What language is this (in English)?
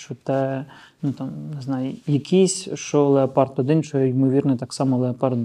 Ukrainian